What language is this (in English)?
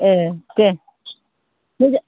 Bodo